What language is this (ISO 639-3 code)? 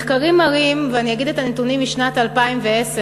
heb